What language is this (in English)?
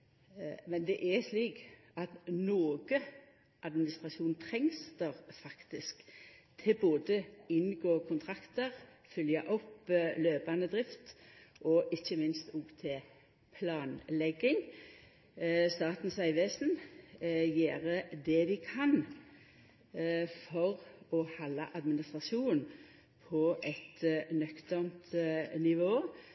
Norwegian Nynorsk